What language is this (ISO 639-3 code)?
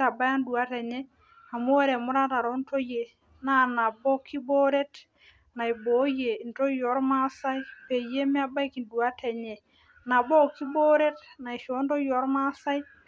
mas